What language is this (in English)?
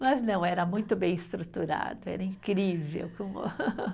Portuguese